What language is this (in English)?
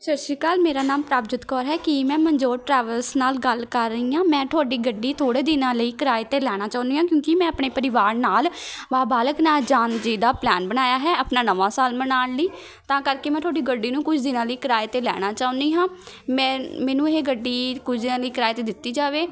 Punjabi